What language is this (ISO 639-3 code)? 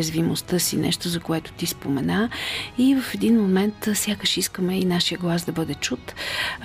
bul